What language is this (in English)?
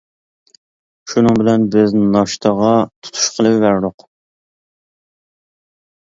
Uyghur